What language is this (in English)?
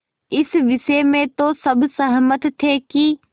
Hindi